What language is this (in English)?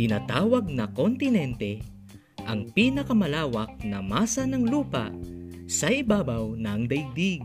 Filipino